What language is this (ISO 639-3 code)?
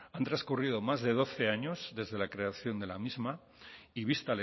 spa